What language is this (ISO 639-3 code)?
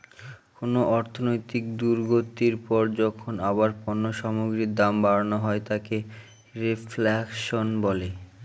ben